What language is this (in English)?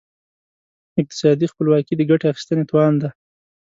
Pashto